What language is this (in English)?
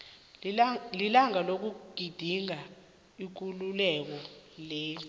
South Ndebele